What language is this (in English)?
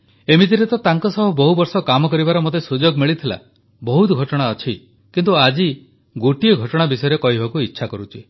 Odia